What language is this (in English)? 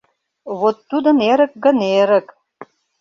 Mari